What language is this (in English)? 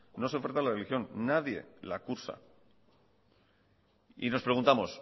Spanish